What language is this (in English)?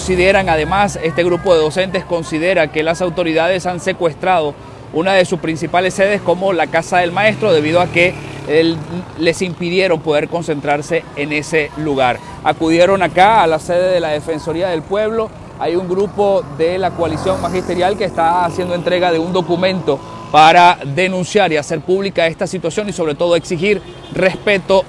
Spanish